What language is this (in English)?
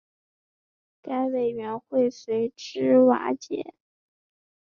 Chinese